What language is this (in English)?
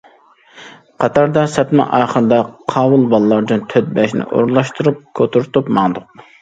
Uyghur